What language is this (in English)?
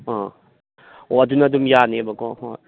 Manipuri